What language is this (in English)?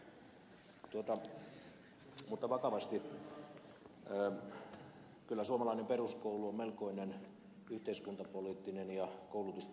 Finnish